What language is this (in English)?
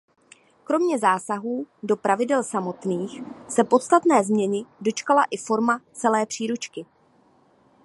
Czech